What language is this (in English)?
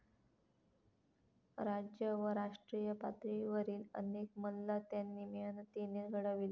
Marathi